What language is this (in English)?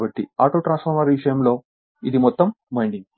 Telugu